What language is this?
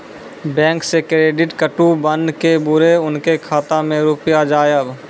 Maithili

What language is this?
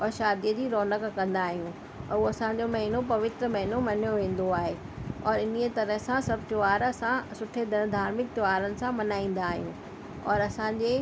Sindhi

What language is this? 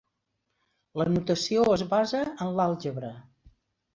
Catalan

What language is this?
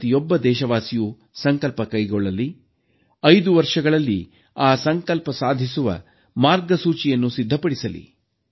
Kannada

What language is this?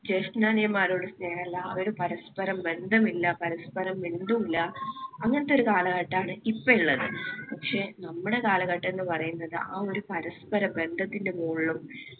Malayalam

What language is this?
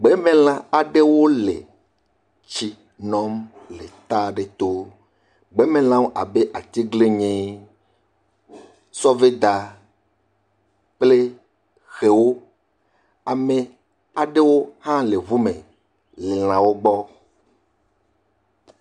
Ewe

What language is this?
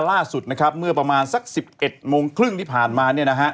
Thai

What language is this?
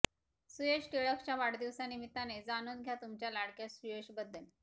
Marathi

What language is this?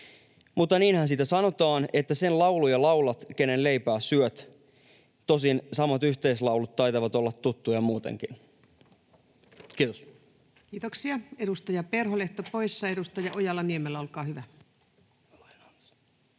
Finnish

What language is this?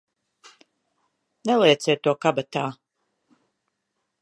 Latvian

